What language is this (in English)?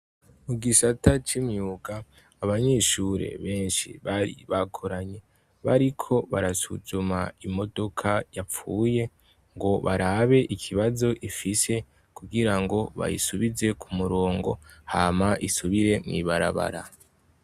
Rundi